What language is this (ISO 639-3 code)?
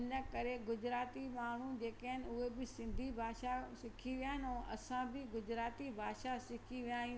snd